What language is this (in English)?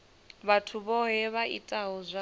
Venda